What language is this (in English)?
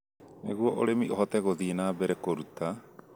Kikuyu